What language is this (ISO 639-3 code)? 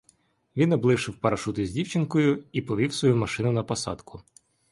ukr